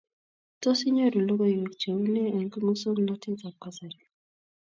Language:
Kalenjin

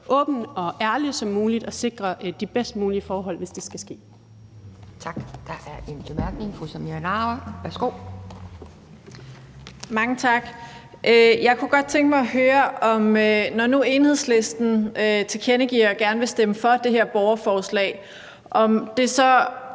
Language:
Danish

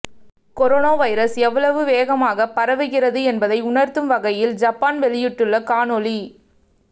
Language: Tamil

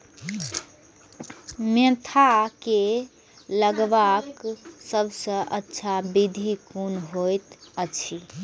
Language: Maithili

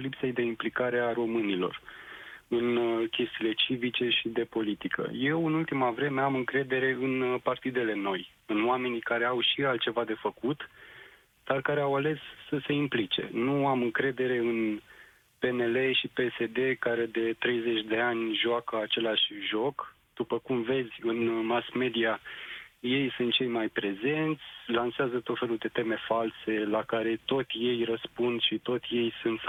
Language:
Romanian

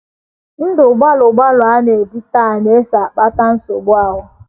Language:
Igbo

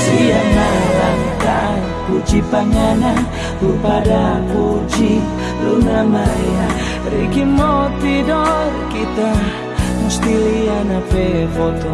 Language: Indonesian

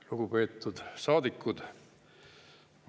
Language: Estonian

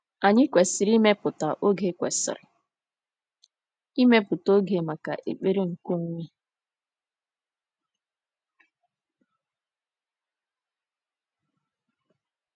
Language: Igbo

